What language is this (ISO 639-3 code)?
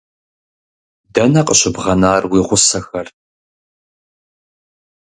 kbd